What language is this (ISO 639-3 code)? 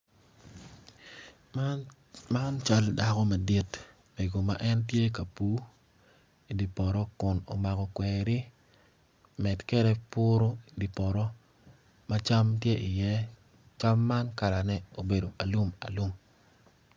ach